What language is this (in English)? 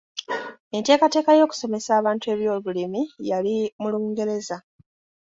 Ganda